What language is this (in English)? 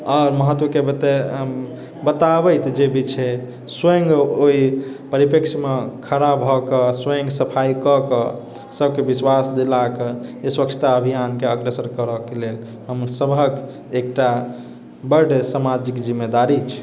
Maithili